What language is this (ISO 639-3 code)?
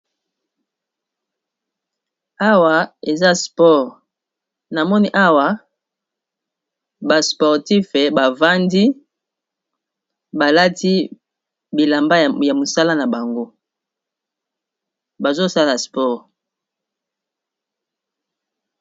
lin